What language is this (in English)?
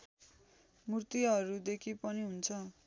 Nepali